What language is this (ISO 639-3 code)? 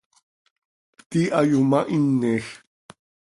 sei